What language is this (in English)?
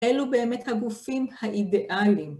Hebrew